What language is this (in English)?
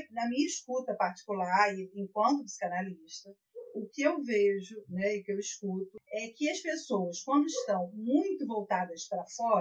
Portuguese